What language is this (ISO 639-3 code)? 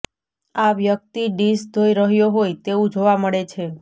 guj